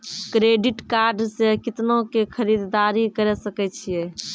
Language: Maithili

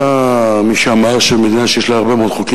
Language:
Hebrew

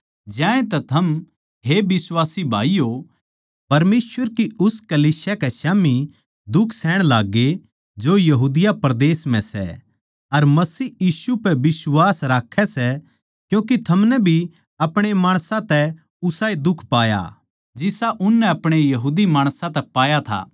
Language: Haryanvi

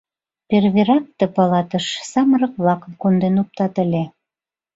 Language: Mari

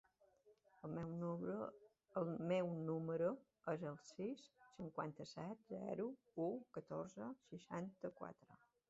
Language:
Catalan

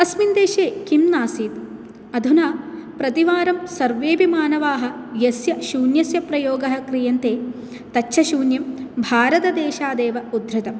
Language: Sanskrit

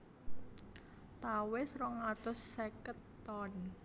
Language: Javanese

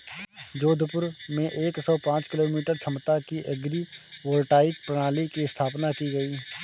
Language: Hindi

